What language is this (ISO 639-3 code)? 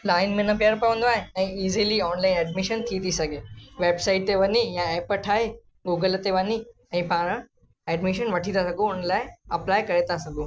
snd